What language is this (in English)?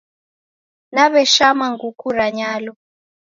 Taita